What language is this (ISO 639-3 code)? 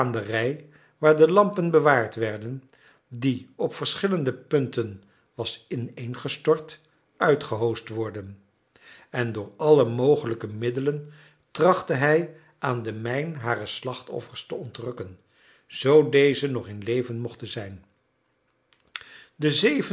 nld